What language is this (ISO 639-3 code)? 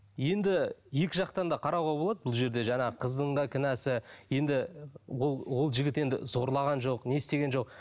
kaz